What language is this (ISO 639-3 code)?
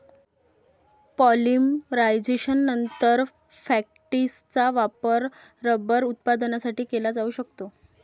mar